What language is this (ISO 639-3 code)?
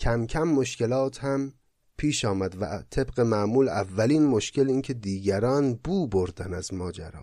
fas